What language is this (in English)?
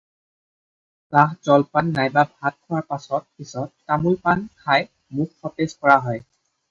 Assamese